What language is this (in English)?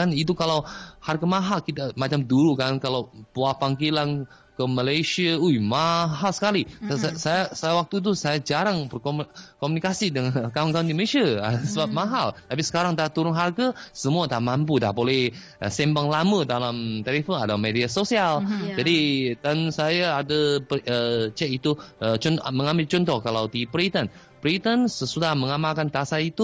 Malay